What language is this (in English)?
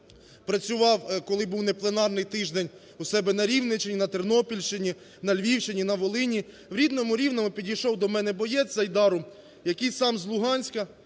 Ukrainian